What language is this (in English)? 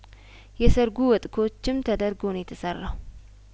Amharic